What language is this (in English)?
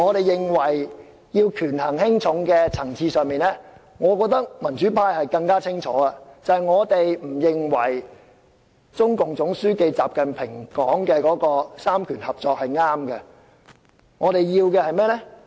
Cantonese